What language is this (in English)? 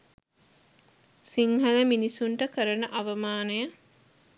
Sinhala